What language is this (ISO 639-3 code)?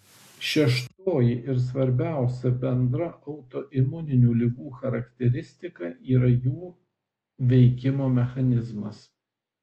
lit